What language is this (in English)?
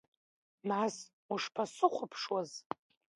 Abkhazian